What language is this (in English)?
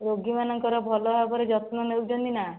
Odia